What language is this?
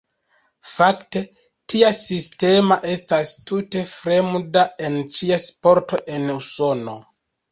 Esperanto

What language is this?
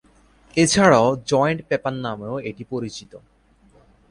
Bangla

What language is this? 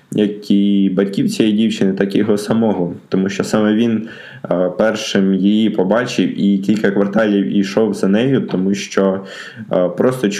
Ukrainian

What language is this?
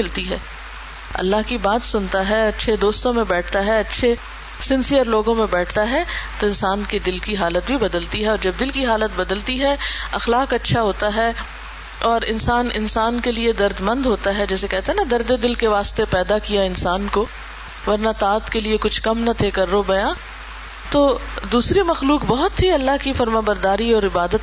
Urdu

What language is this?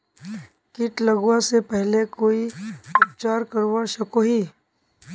Magahi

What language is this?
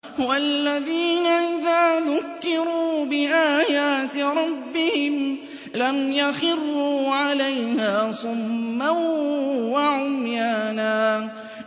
Arabic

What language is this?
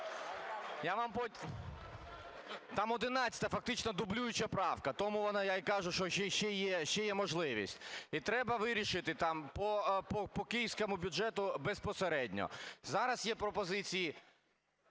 Ukrainian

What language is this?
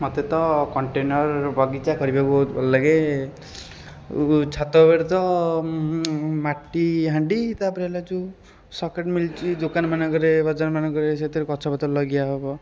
Odia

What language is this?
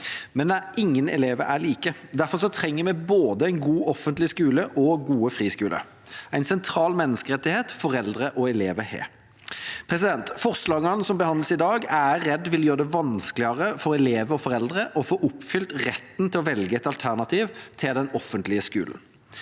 Norwegian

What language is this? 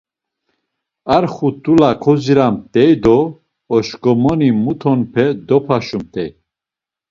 Laz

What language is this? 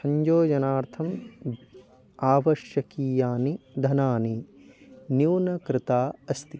Sanskrit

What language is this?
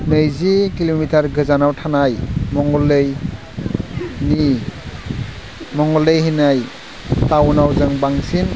Bodo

